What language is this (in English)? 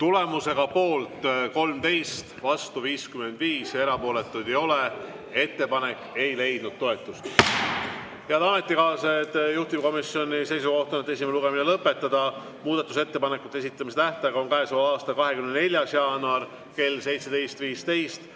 Estonian